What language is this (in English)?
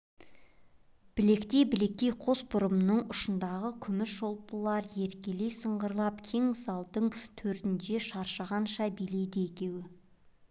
Kazakh